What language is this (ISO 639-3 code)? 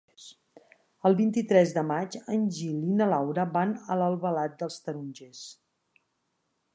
cat